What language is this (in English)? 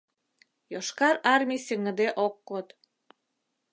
Mari